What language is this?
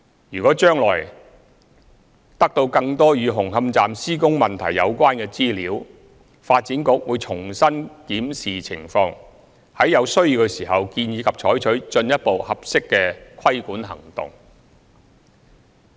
Cantonese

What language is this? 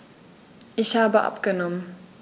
German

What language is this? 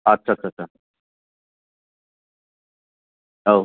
Bodo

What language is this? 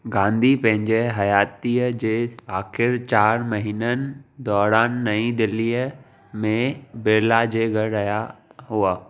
Sindhi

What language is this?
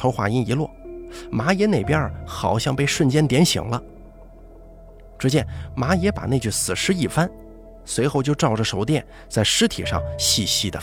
Chinese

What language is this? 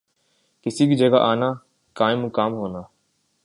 Urdu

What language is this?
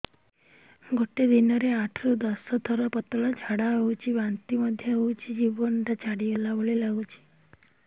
Odia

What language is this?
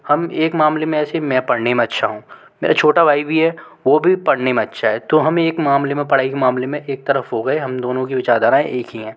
Hindi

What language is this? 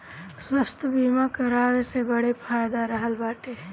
Bhojpuri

